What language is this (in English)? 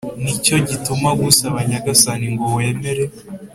Kinyarwanda